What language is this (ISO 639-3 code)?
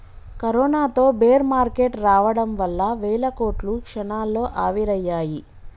tel